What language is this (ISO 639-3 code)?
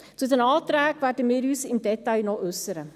gsw